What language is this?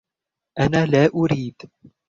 Arabic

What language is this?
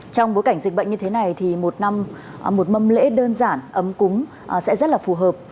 Vietnamese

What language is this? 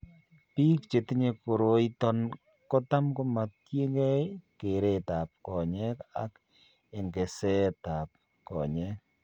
Kalenjin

